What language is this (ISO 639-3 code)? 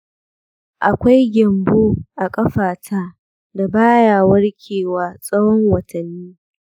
hau